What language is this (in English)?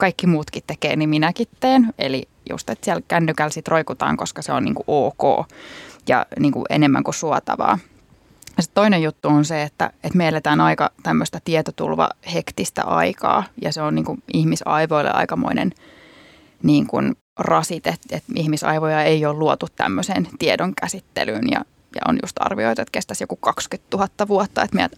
Finnish